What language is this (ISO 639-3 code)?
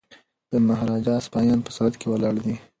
pus